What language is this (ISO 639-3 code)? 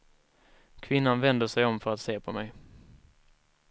swe